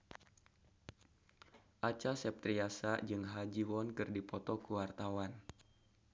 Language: Sundanese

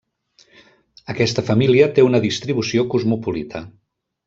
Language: Catalan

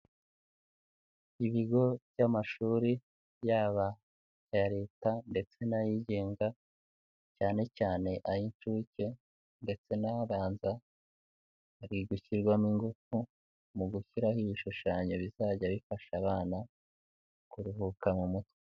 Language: Kinyarwanda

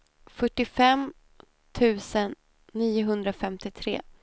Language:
Swedish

